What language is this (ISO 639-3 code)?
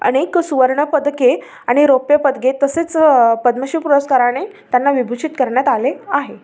mar